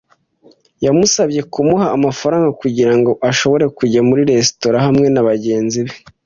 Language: Kinyarwanda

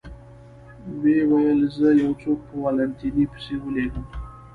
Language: Pashto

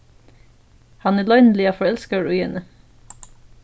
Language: Faroese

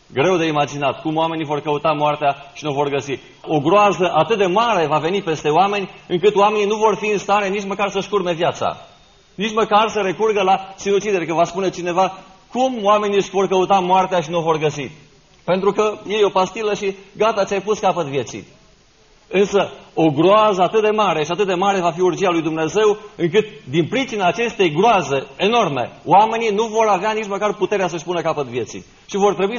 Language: Romanian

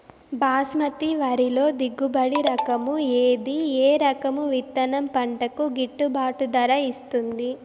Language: Telugu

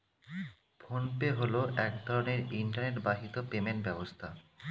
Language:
Bangla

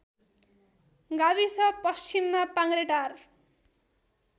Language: Nepali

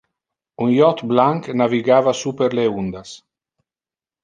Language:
Interlingua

